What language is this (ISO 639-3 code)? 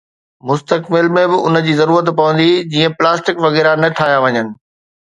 snd